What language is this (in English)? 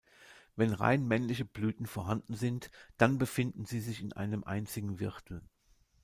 German